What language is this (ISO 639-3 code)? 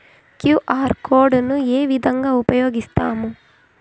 tel